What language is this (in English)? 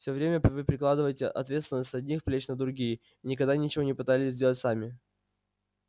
Russian